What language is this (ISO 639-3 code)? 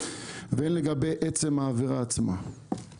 heb